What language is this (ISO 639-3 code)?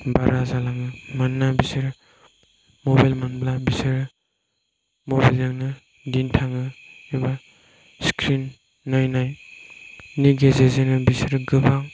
brx